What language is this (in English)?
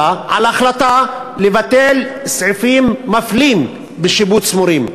Hebrew